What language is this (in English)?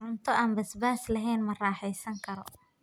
Somali